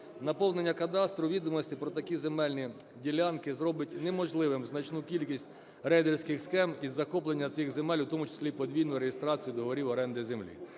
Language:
Ukrainian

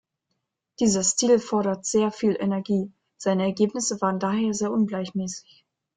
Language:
German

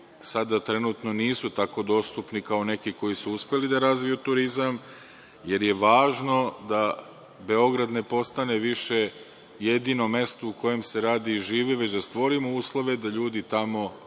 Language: Serbian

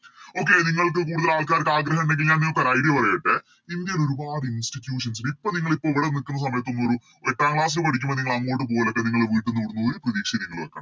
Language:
Malayalam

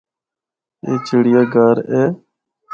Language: Northern Hindko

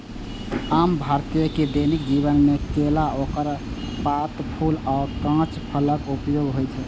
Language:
Maithili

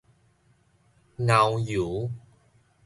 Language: Min Nan Chinese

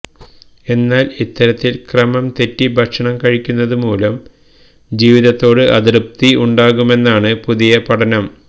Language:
Malayalam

